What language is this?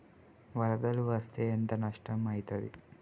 Telugu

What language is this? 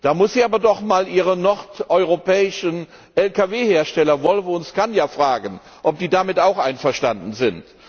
German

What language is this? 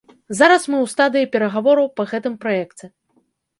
Belarusian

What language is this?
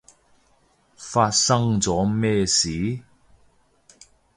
Cantonese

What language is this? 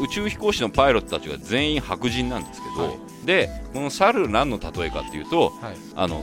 Japanese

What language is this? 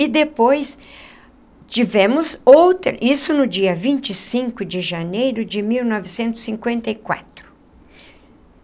Portuguese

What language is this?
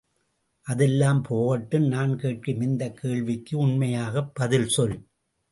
Tamil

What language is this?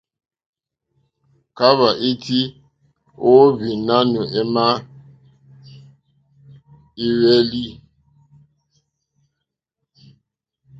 Mokpwe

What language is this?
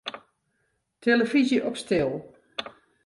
Western Frisian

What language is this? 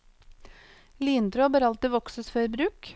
Norwegian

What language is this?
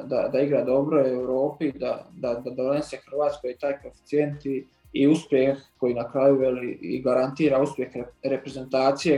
Croatian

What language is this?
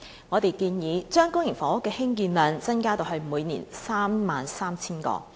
Cantonese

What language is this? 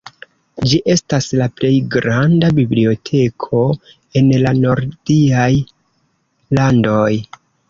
Esperanto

